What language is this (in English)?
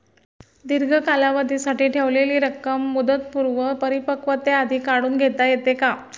Marathi